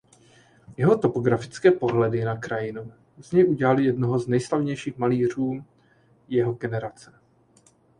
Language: Czech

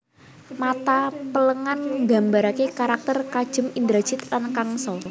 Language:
Javanese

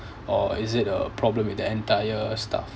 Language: English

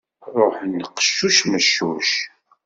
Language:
Kabyle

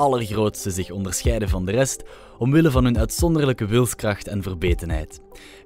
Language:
Dutch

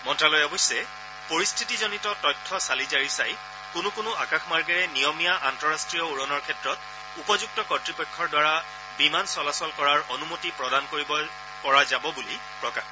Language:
Assamese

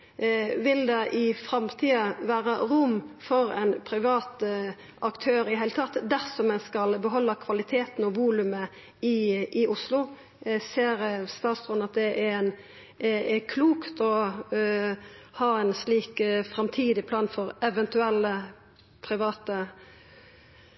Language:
Norwegian Nynorsk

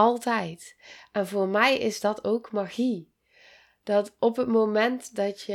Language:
Dutch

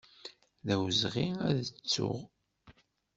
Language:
Kabyle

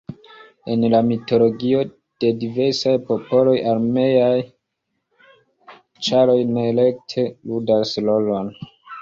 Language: Esperanto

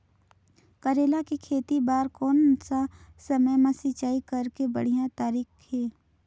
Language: Chhattisgarhi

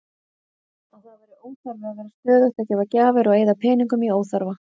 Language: Icelandic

